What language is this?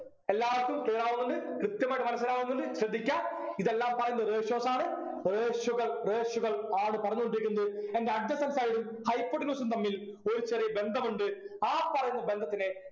Malayalam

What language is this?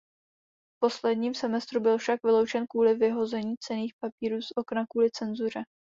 Czech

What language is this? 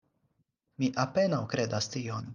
Esperanto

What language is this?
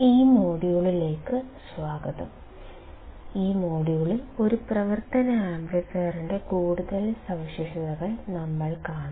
Malayalam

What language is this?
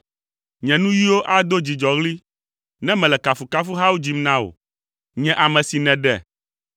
Ewe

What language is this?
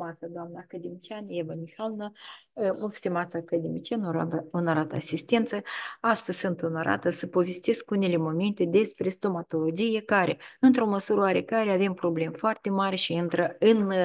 Romanian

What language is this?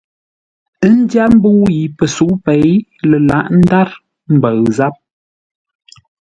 Ngombale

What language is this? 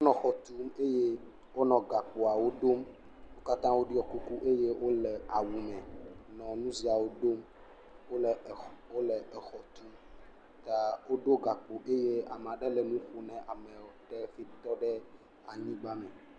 Ewe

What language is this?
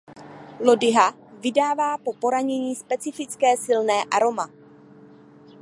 Czech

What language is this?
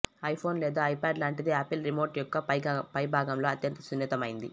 Telugu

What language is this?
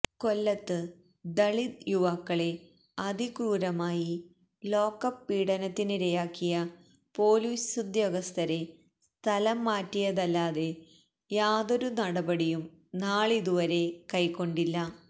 Malayalam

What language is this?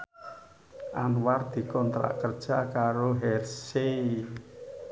Javanese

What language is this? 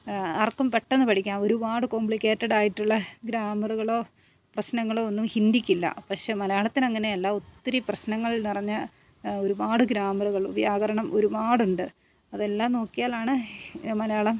Malayalam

